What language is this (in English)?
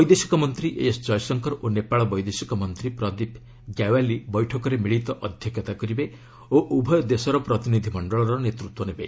Odia